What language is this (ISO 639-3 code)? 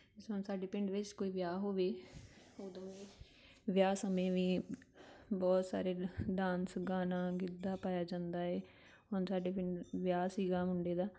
pan